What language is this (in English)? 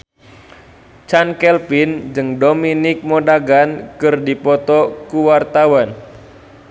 Sundanese